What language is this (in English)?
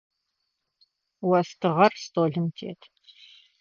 Adyghe